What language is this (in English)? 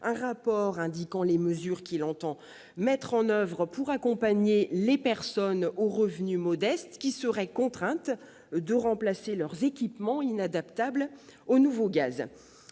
French